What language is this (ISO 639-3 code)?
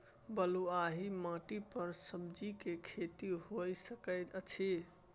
mai